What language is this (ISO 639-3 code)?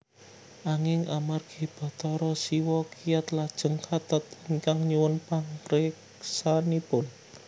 jav